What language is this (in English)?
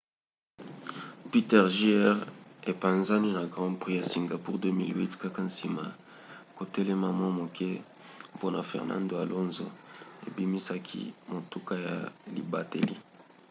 Lingala